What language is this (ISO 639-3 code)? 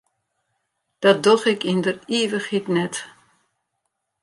fry